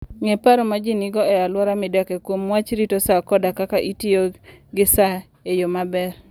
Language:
Luo (Kenya and Tanzania)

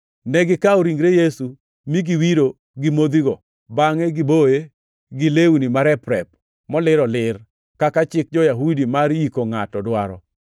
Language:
Luo (Kenya and Tanzania)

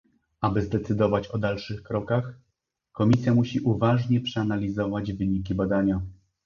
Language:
Polish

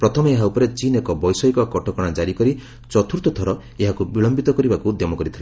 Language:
Odia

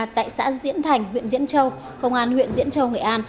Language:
Vietnamese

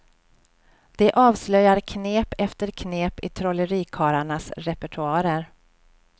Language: Swedish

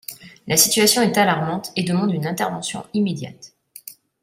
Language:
French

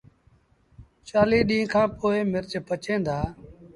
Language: Sindhi Bhil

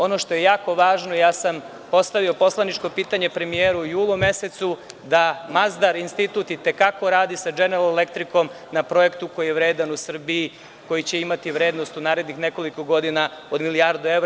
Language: Serbian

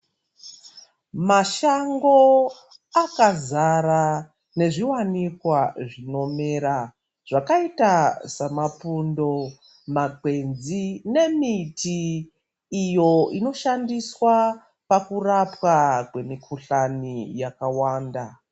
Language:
Ndau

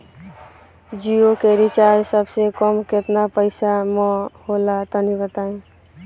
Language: Bhojpuri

